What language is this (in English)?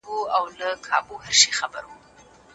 Pashto